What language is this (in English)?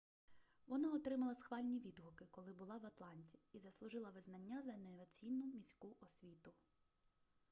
Ukrainian